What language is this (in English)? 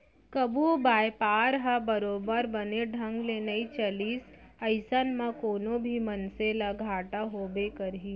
Chhattisgarhi